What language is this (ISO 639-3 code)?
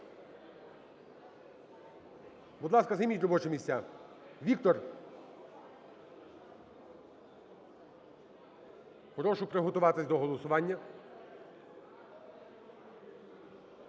ukr